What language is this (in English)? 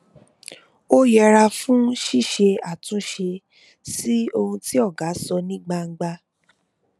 Yoruba